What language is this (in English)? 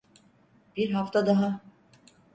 Turkish